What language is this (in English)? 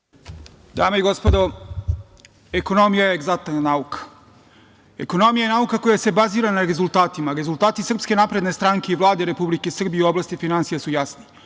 Serbian